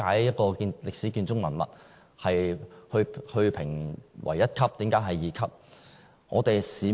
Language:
Cantonese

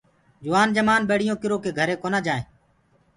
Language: Gurgula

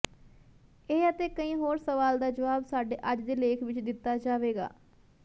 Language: Punjabi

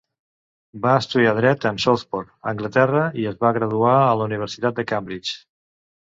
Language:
Catalan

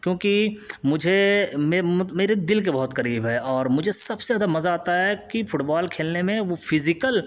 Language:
Urdu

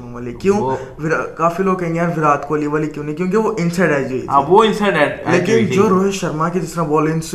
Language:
Urdu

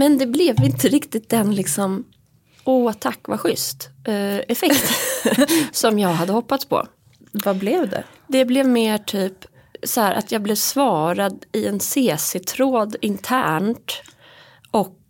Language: Swedish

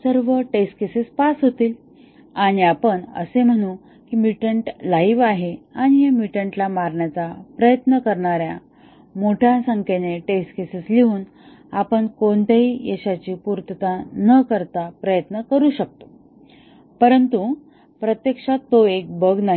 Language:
Marathi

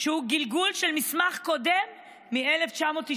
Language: Hebrew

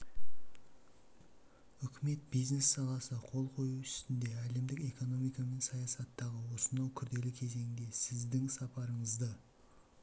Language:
Kazakh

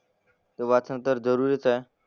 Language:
Marathi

